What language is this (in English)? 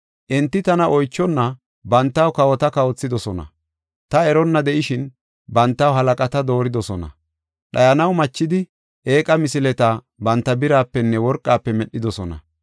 Gofa